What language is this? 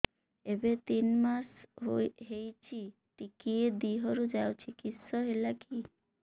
Odia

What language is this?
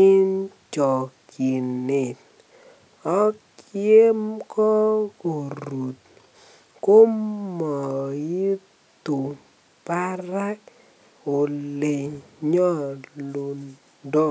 Kalenjin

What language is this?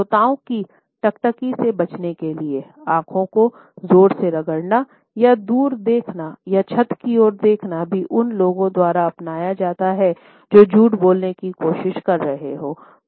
Hindi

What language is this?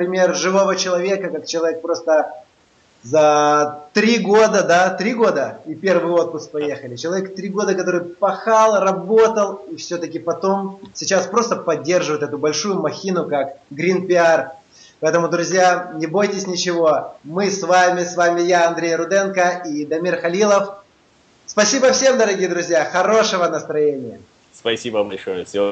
Russian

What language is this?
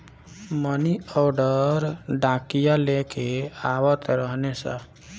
Bhojpuri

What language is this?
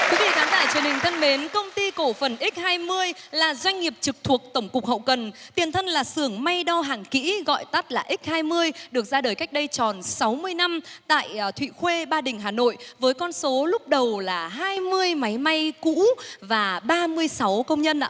Vietnamese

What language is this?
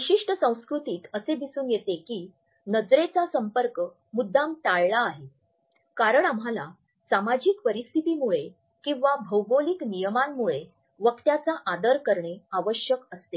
Marathi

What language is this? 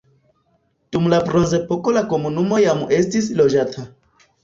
Esperanto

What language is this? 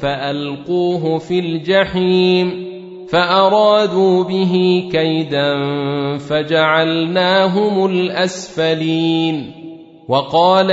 Arabic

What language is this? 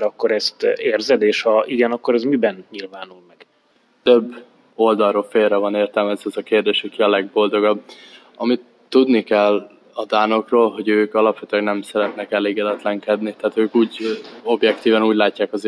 Hungarian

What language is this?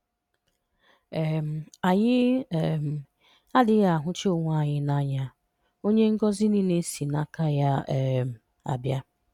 Igbo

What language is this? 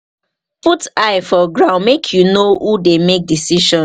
Nigerian Pidgin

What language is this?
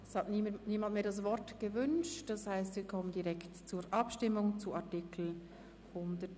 Swiss German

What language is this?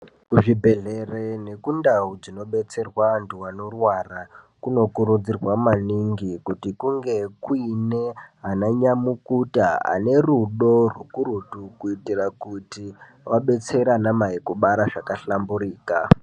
Ndau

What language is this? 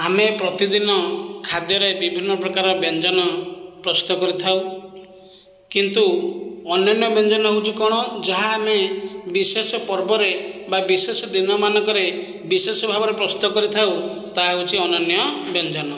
Odia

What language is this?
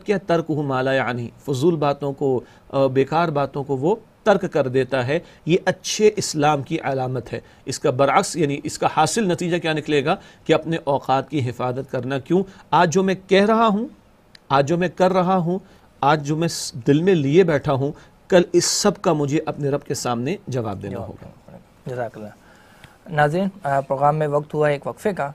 Arabic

